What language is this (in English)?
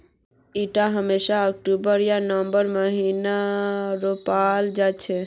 Magahi